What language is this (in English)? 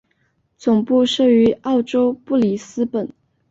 Chinese